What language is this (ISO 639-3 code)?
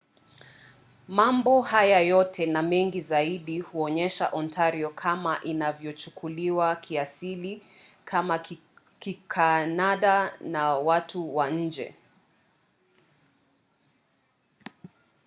swa